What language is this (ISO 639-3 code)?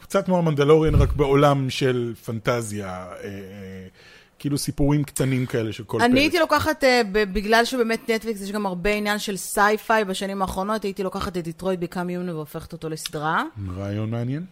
heb